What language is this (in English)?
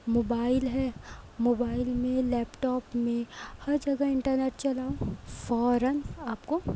Urdu